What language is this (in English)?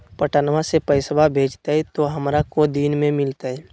Magahi